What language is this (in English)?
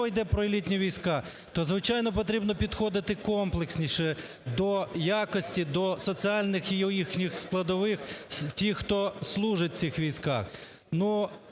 Ukrainian